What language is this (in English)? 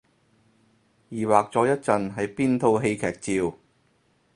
Cantonese